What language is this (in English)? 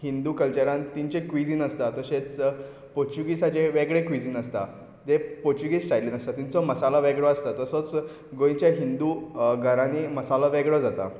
Konkani